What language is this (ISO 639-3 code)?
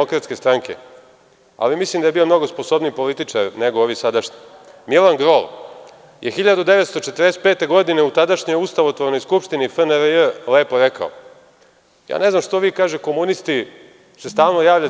srp